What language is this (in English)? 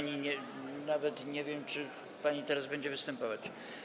Polish